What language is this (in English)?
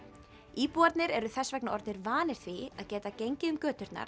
Icelandic